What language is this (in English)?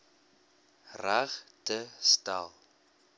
Afrikaans